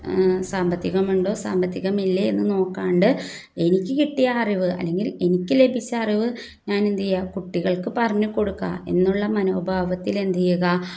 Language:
Malayalam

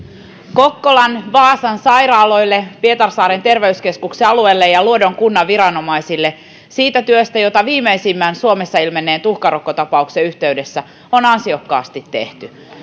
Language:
Finnish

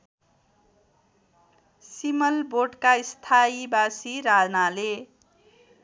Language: Nepali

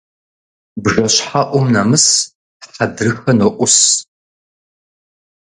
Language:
Kabardian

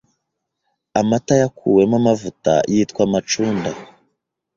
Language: Kinyarwanda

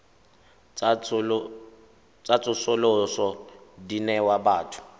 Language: Tswana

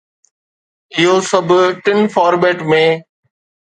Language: Sindhi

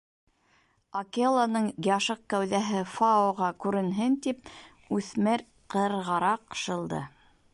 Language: Bashkir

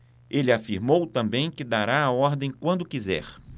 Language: Portuguese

